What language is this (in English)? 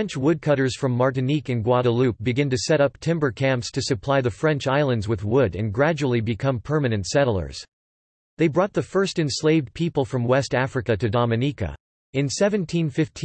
English